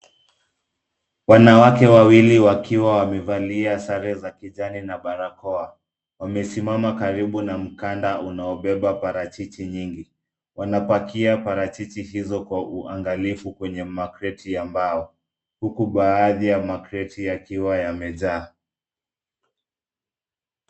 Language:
Swahili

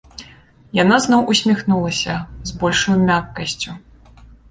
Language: Belarusian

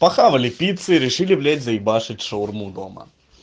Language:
Russian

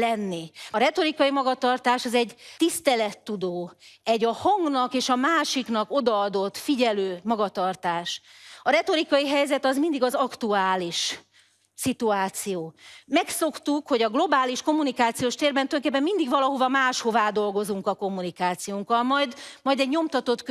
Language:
Hungarian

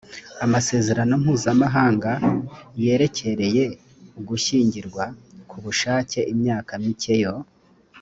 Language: Kinyarwanda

